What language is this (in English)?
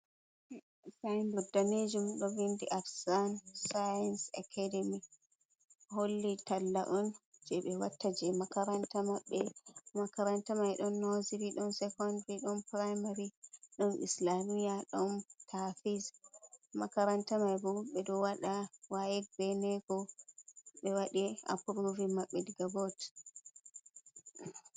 Fula